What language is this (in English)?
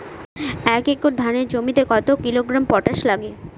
Bangla